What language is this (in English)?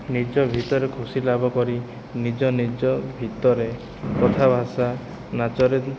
Odia